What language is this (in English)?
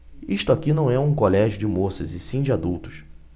Portuguese